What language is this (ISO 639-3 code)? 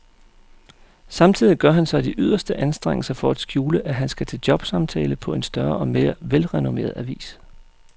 dan